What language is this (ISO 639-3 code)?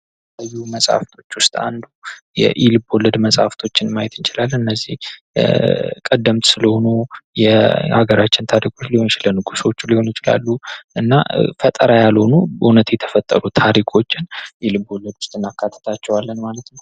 amh